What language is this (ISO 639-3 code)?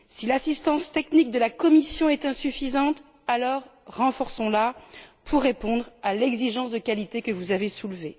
fra